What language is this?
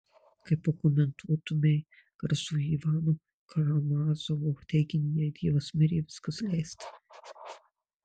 Lithuanian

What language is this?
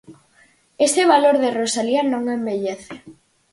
Galician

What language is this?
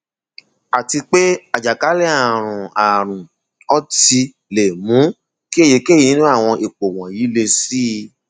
Yoruba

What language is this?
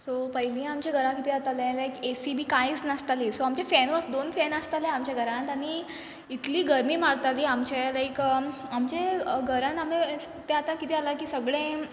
Konkani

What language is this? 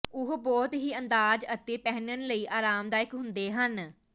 Punjabi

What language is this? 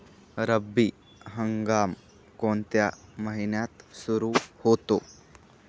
Marathi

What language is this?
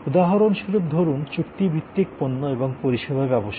Bangla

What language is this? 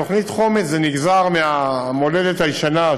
Hebrew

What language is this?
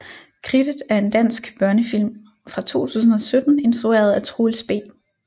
Danish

